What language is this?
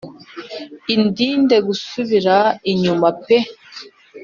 Kinyarwanda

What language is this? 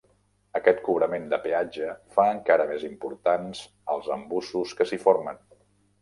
Catalan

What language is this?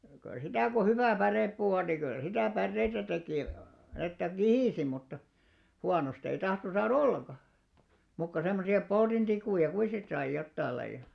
Finnish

